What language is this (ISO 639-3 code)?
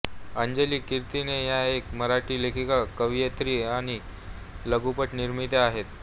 mar